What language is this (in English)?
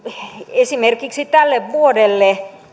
Finnish